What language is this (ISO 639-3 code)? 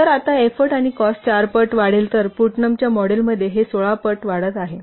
mar